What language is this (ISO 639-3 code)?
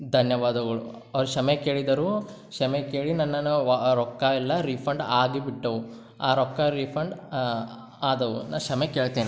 kan